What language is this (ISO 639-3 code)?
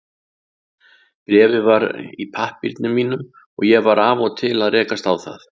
isl